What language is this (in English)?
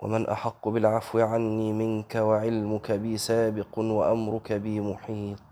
Arabic